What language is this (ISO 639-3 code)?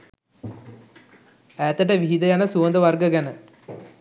sin